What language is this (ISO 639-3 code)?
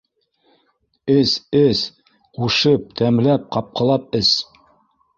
bak